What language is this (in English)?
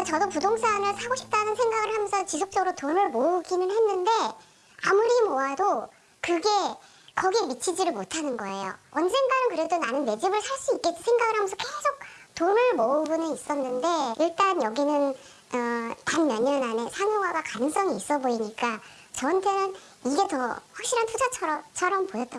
Korean